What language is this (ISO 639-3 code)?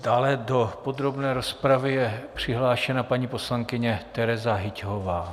ces